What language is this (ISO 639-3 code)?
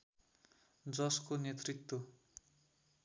nep